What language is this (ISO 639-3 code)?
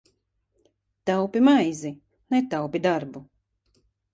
lav